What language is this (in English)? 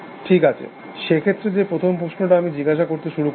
Bangla